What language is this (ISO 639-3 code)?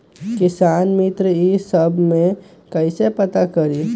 mag